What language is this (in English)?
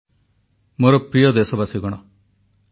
Odia